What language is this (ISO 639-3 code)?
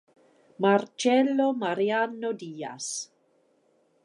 ita